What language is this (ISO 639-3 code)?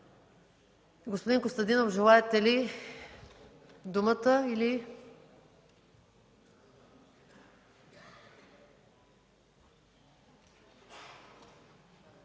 bul